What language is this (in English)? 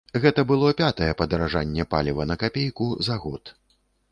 Belarusian